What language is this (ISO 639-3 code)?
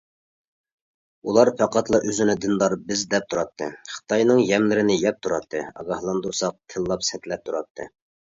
uig